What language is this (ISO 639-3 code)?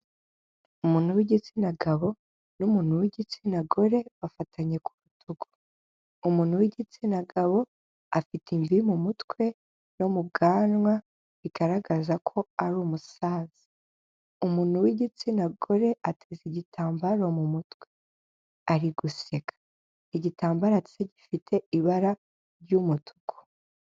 kin